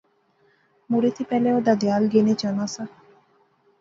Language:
Pahari-Potwari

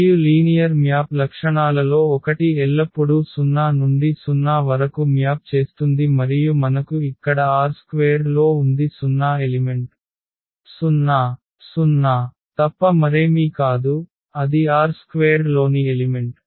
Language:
Telugu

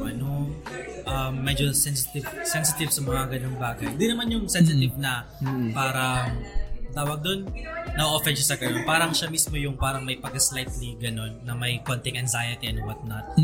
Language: Filipino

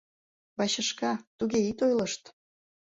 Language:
Mari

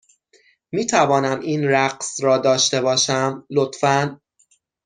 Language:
Persian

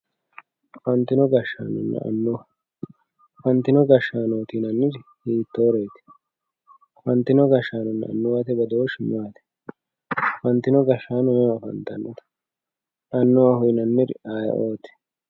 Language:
Sidamo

